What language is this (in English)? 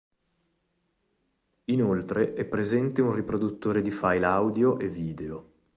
Italian